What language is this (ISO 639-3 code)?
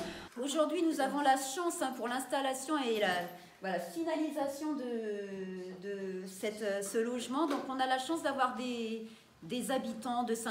fra